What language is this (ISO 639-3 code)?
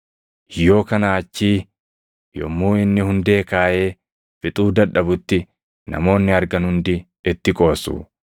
orm